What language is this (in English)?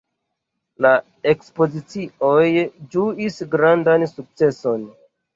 Esperanto